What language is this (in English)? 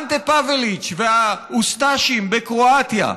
Hebrew